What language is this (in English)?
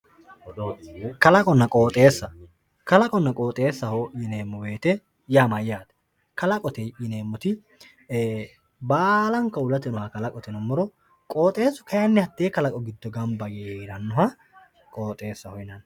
Sidamo